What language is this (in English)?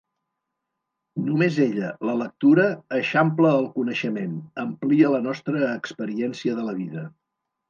Catalan